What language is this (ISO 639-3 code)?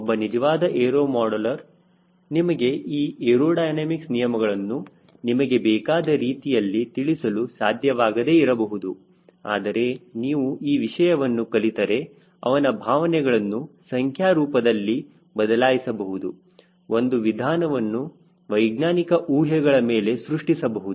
kan